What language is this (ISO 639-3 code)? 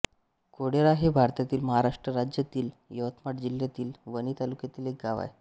mar